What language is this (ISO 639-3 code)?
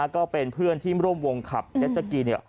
tha